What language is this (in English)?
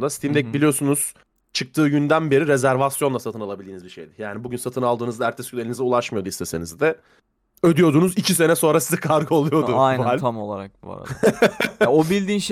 Turkish